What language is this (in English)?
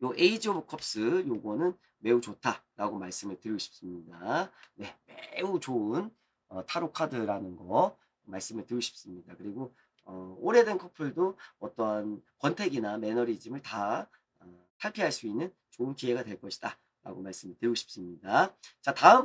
Korean